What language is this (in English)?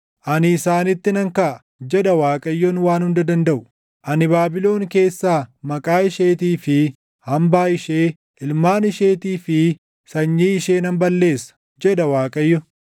Oromo